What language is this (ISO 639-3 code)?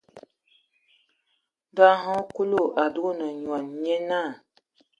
ewo